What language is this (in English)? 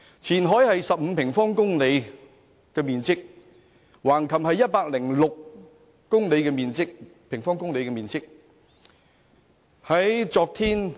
Cantonese